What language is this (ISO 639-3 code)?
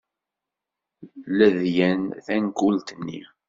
kab